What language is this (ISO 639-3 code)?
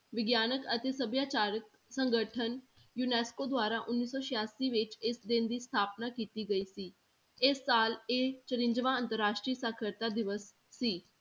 pan